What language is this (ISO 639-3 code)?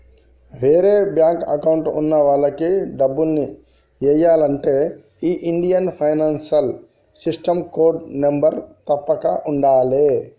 tel